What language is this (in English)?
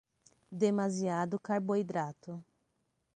Portuguese